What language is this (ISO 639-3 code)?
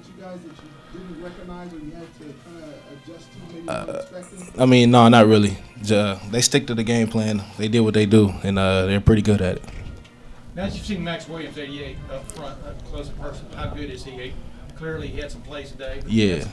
eng